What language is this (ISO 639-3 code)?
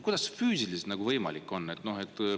est